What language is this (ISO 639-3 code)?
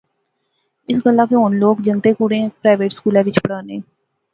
phr